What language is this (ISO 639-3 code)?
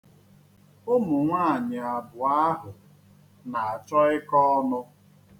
ibo